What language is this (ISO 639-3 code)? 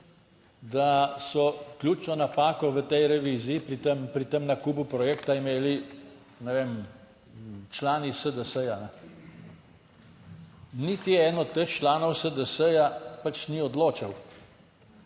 slv